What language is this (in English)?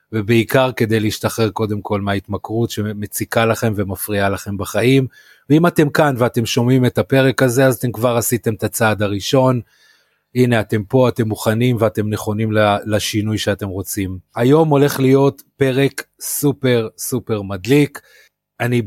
Hebrew